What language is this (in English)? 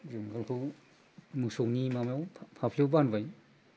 Bodo